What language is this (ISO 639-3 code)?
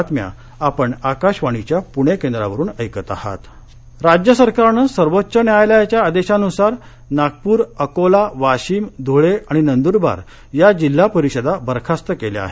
mar